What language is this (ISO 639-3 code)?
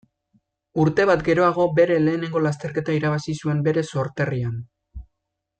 eus